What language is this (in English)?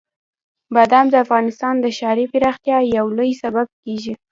Pashto